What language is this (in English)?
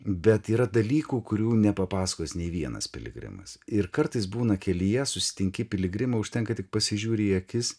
Lithuanian